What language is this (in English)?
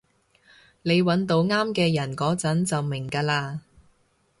Cantonese